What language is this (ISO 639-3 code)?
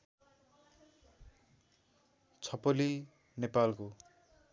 nep